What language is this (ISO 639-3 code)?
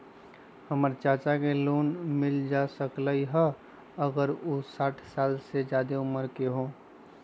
mag